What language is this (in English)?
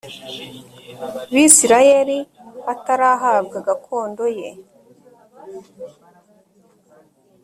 Kinyarwanda